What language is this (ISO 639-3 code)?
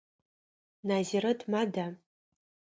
ady